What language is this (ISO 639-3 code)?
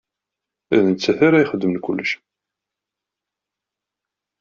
kab